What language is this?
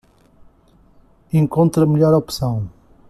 Portuguese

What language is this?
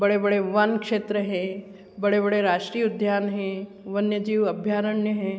Hindi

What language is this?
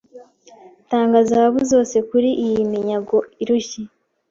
Kinyarwanda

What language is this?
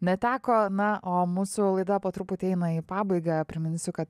Lithuanian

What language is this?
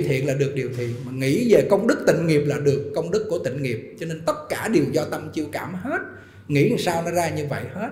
Vietnamese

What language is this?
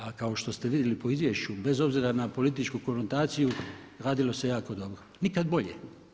Croatian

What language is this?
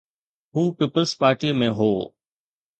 Sindhi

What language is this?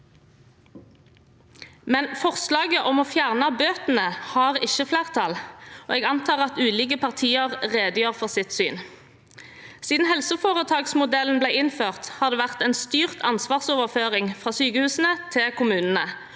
Norwegian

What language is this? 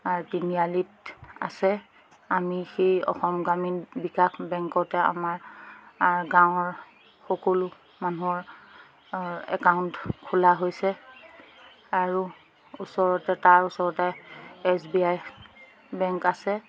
Assamese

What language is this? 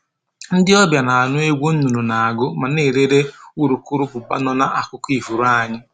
Igbo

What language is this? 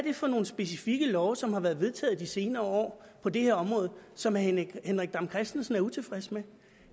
Danish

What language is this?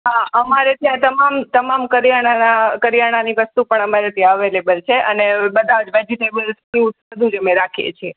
Gujarati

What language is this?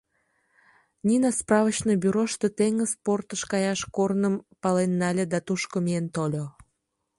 Mari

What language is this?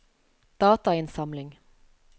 Norwegian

